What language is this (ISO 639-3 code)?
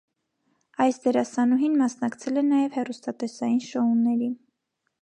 hye